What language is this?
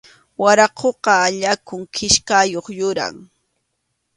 Arequipa-La Unión Quechua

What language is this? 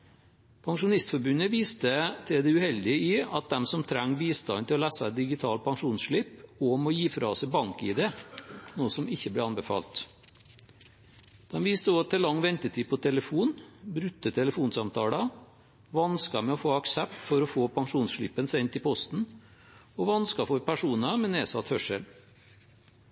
Norwegian Bokmål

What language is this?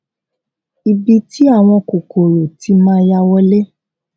Yoruba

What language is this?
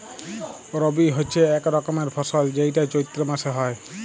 Bangla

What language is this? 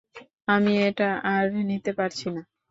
Bangla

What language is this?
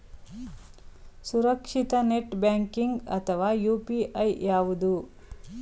Kannada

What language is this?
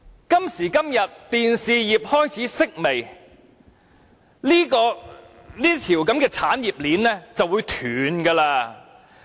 Cantonese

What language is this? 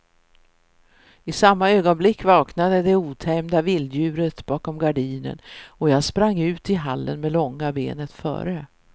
Swedish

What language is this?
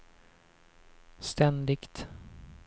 Swedish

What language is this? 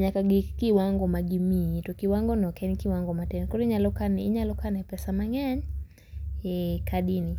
Luo (Kenya and Tanzania)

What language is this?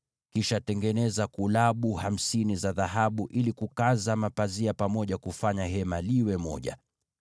Swahili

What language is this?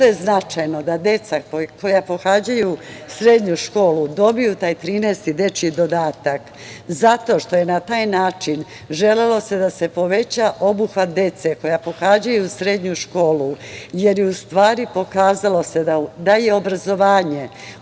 Serbian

